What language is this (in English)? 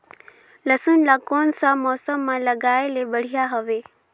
Chhattisgarhi